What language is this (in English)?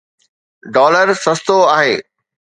Sindhi